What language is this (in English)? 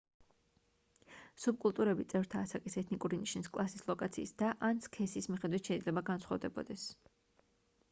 Georgian